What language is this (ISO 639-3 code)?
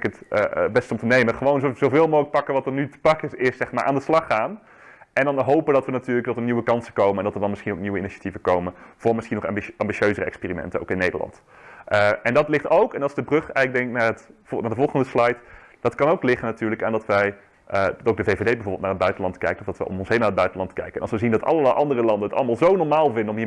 nld